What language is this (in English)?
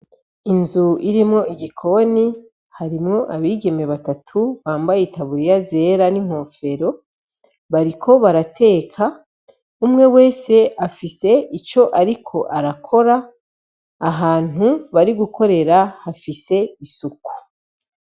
Rundi